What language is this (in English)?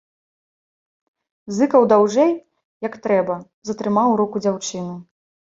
Belarusian